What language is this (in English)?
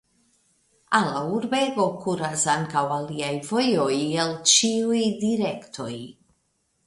Esperanto